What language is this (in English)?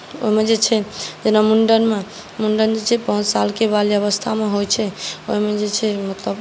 Maithili